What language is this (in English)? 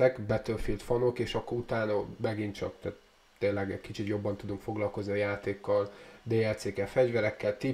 Hungarian